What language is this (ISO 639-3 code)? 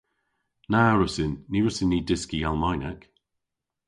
cor